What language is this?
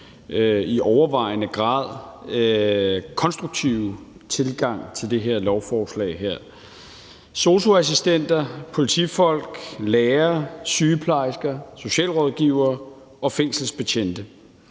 Danish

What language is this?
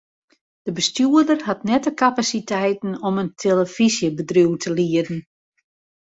Western Frisian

